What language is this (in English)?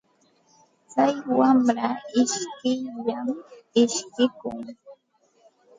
Santa Ana de Tusi Pasco Quechua